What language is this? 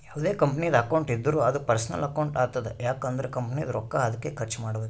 Kannada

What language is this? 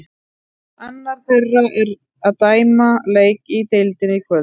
Icelandic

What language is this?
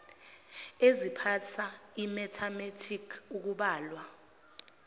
Zulu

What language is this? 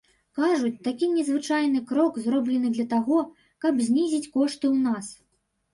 Belarusian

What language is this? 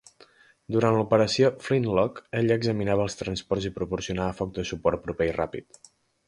Catalan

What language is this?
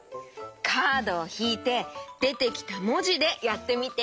Japanese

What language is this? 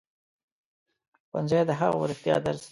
Pashto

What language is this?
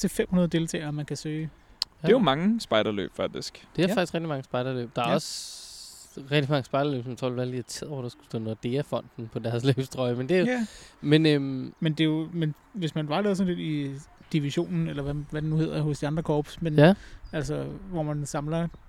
Danish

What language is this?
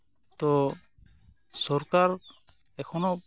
Santali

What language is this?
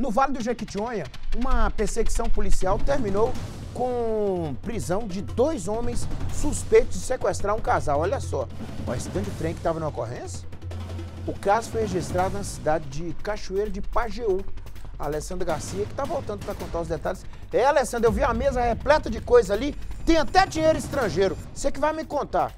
Portuguese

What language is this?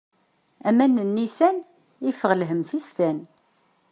Kabyle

